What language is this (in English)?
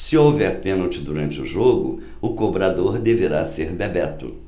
Portuguese